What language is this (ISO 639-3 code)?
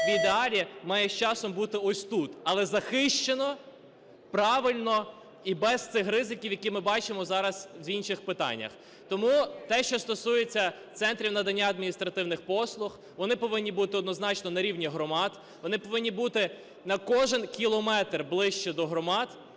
ukr